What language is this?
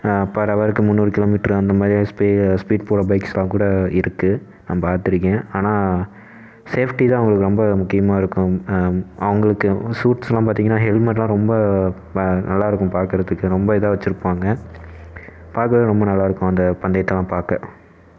Tamil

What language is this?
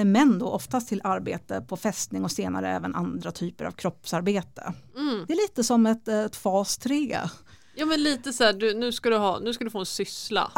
Swedish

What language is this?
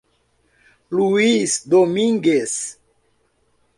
Portuguese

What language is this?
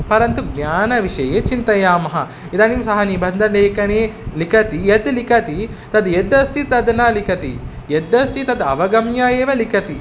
Sanskrit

